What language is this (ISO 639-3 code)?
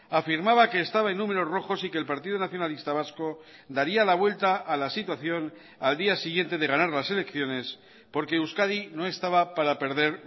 spa